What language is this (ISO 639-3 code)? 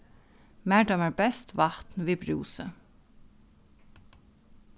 fao